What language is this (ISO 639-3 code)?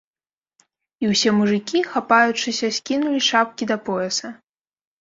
bel